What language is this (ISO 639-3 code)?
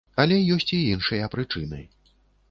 bel